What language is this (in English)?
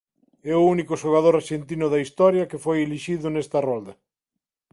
Galician